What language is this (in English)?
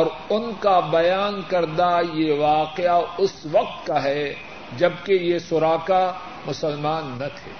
Urdu